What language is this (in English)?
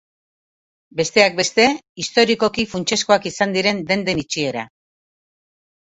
Basque